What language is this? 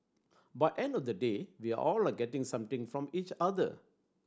English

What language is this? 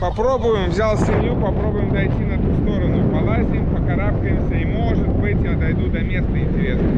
Russian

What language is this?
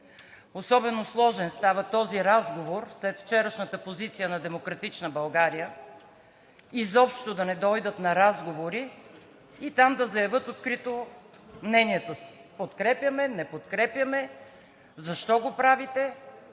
Bulgarian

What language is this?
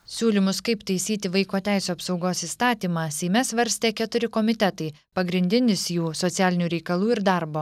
Lithuanian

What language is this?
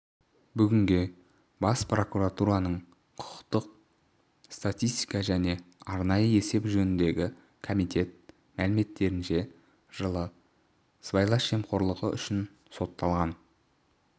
Kazakh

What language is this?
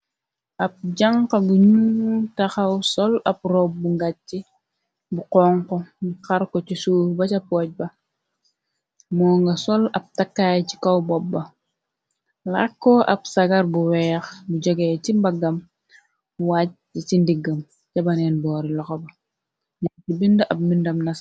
Wolof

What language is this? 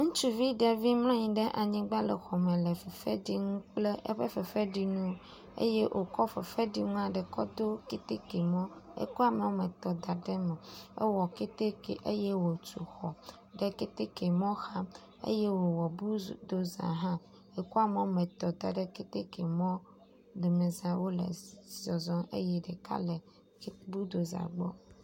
Ewe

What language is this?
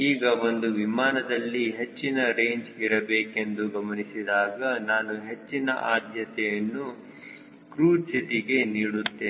Kannada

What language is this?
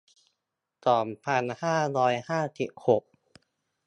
Thai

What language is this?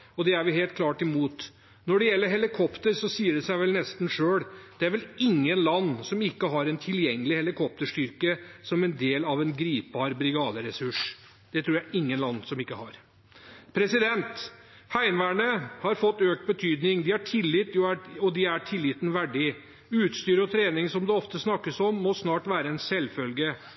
Norwegian Bokmål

